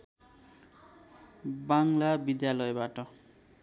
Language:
Nepali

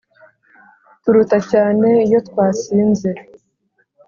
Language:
Kinyarwanda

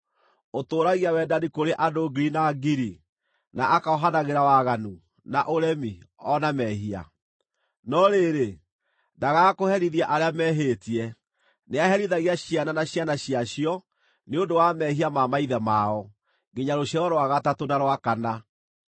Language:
Kikuyu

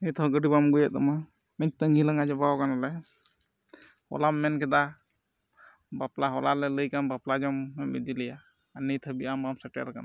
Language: Santali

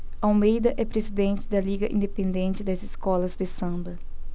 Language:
Portuguese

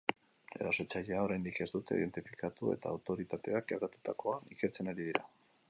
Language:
Basque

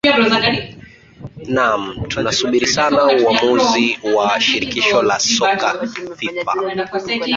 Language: Swahili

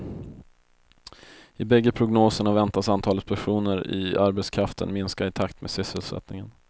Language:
Swedish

